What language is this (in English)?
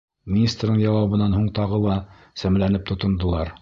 Bashkir